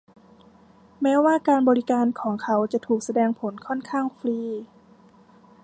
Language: Thai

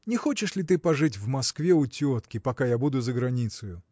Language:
Russian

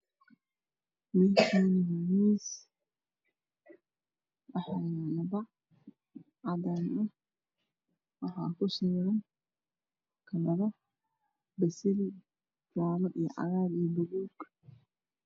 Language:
Somali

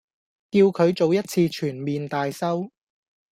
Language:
Cantonese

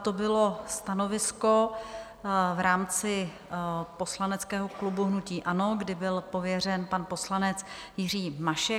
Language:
Czech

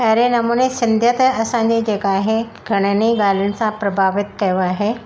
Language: Sindhi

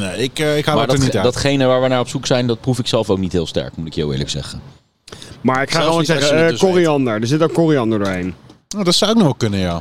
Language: Dutch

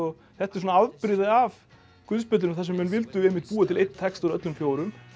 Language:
Icelandic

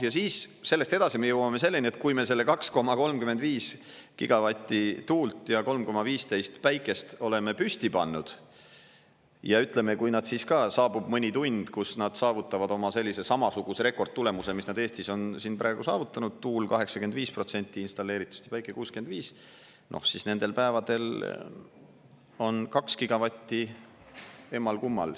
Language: Estonian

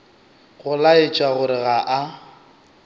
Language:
Northern Sotho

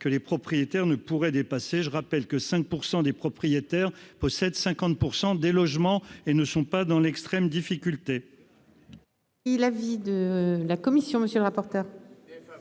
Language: French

